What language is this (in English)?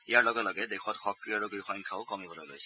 Assamese